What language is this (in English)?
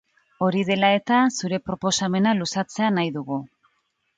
Basque